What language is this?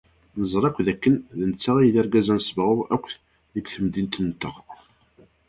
Kabyle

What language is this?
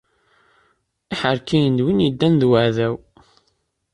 Kabyle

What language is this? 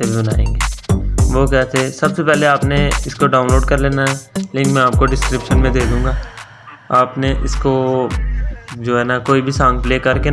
Urdu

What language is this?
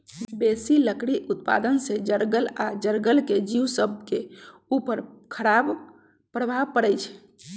Magahi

